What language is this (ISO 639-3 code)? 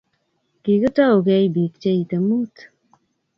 kln